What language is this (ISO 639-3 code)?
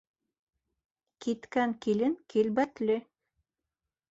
bak